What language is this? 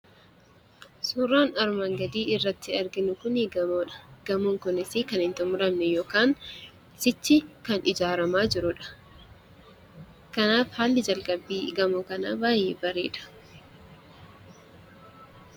Oromo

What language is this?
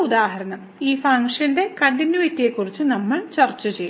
Malayalam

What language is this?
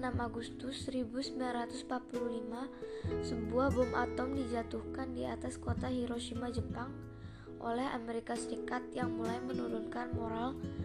Indonesian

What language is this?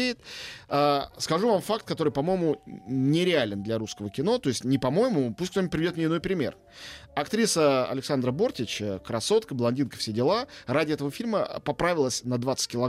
Russian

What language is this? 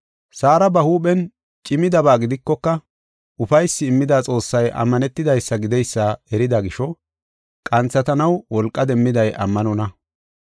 Gofa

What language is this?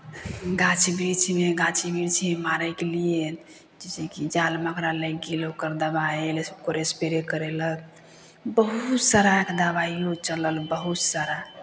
Maithili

